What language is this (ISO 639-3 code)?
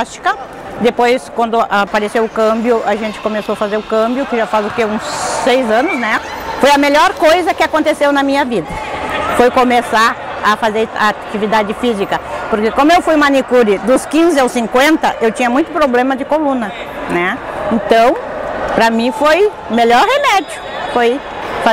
por